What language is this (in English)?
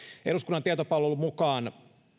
Finnish